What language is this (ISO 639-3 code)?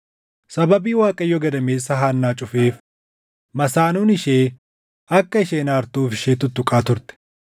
orm